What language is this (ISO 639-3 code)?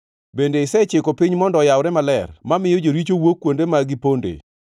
luo